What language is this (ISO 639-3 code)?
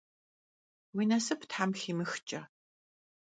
kbd